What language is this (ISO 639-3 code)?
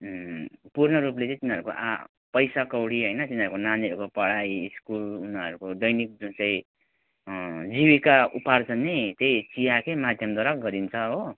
nep